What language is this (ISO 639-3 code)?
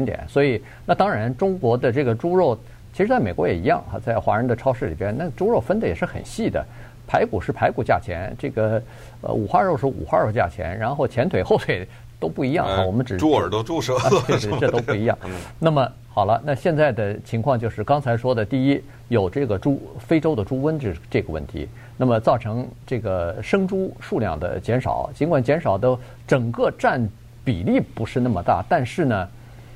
zho